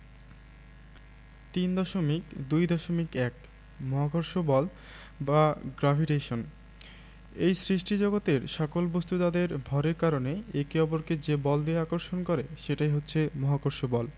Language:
Bangla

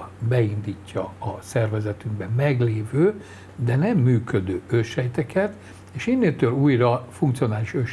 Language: Hungarian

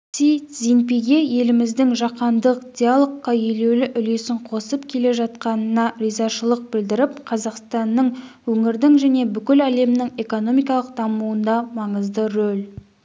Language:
Kazakh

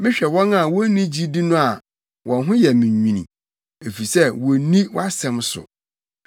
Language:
Akan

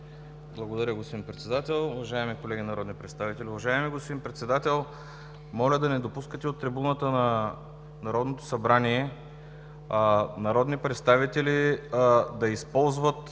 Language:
Bulgarian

